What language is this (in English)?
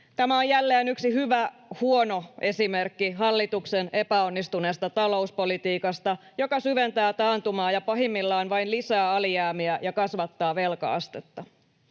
Finnish